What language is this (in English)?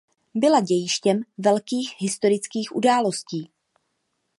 Czech